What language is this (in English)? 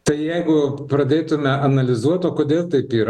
Lithuanian